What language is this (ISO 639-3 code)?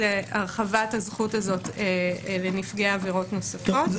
heb